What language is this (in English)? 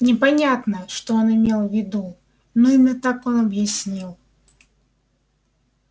Russian